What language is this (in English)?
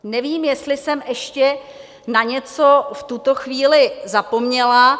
Czech